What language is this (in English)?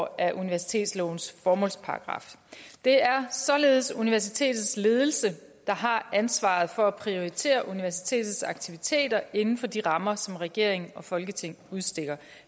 Danish